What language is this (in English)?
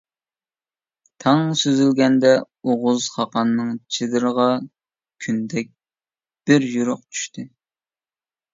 Uyghur